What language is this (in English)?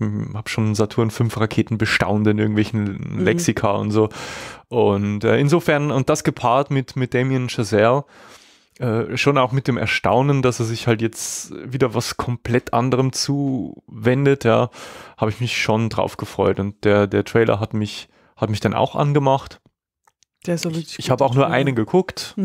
German